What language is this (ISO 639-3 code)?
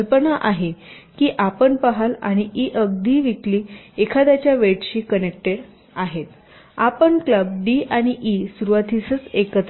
mar